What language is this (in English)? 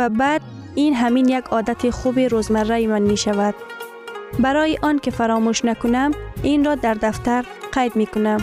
Persian